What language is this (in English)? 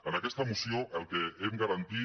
Catalan